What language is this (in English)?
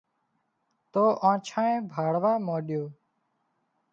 Wadiyara Koli